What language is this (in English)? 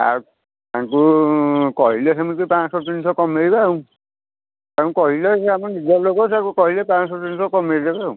Odia